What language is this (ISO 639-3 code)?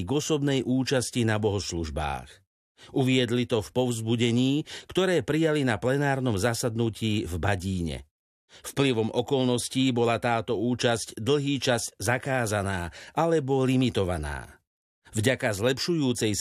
slk